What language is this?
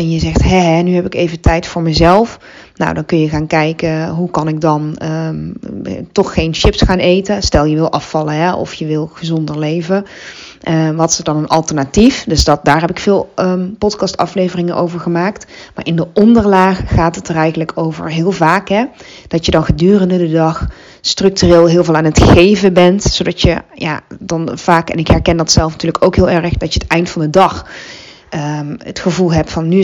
Dutch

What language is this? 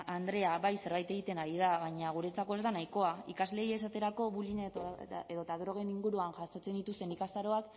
Basque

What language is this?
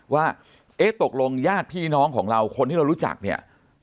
Thai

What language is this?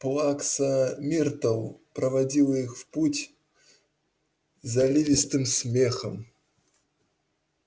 Russian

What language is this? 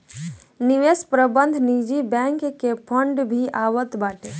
Bhojpuri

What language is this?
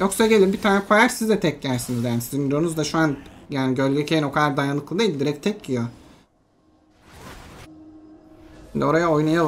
Turkish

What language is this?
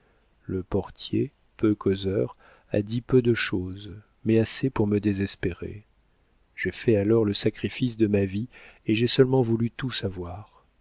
French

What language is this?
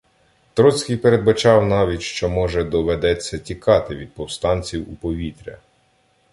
Ukrainian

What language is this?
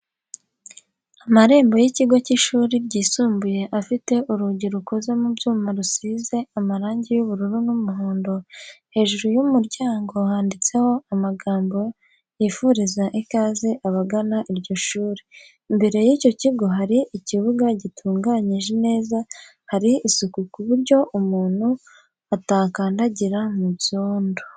Kinyarwanda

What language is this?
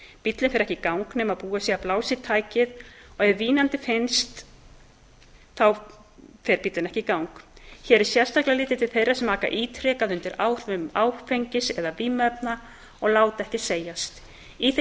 Icelandic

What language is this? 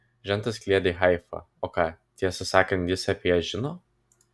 Lithuanian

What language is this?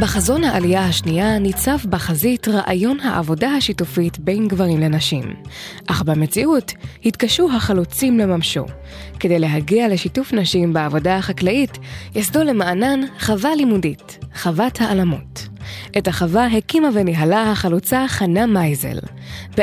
Hebrew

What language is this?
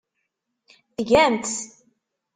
Kabyle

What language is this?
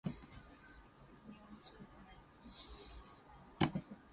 English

